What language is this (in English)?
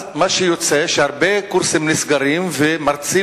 Hebrew